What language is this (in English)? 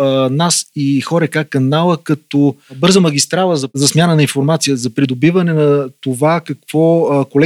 Bulgarian